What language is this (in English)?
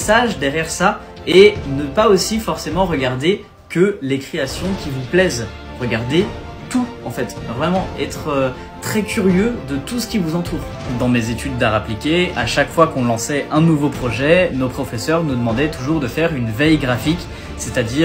French